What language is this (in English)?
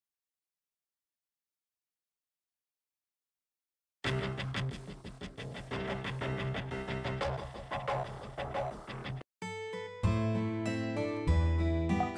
Japanese